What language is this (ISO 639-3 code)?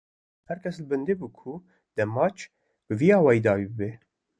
kur